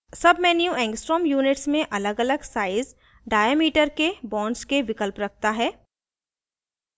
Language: Hindi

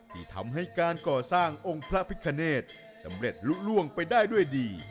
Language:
Thai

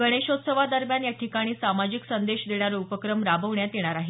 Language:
Marathi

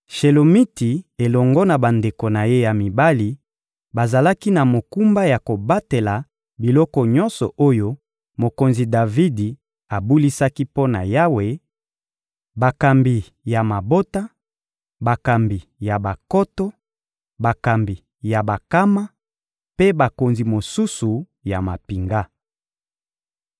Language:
Lingala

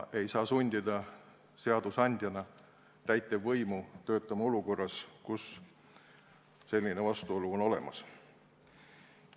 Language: Estonian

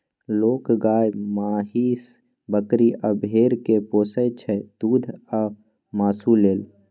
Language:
Maithili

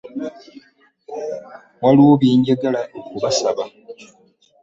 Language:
Ganda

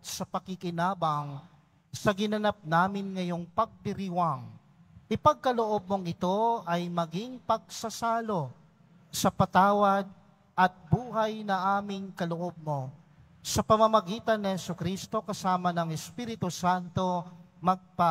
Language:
Filipino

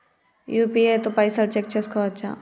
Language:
Telugu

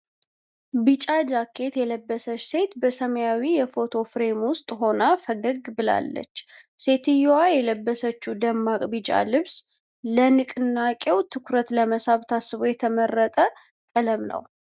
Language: Amharic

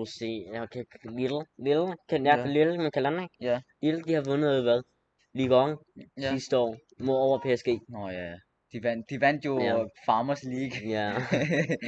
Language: Danish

